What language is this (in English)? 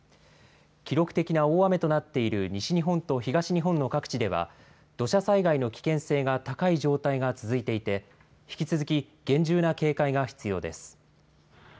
Japanese